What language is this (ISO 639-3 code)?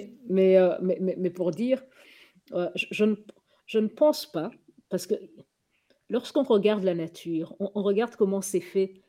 fra